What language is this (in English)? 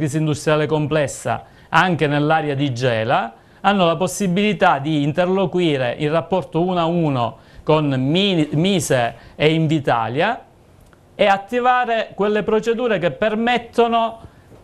Italian